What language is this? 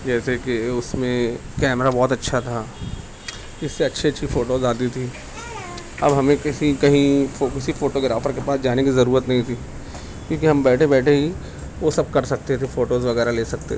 Urdu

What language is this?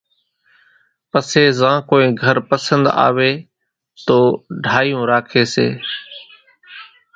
Kachi Koli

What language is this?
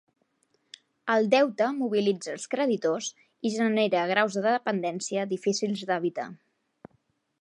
Catalan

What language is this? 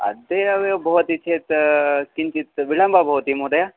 Sanskrit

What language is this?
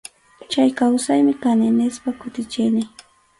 Arequipa-La Unión Quechua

